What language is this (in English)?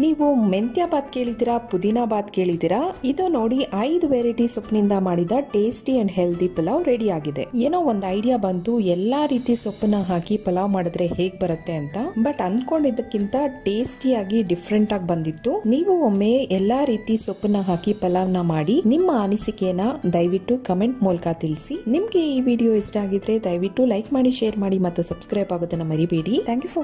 Arabic